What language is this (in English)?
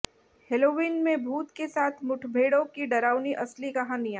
Hindi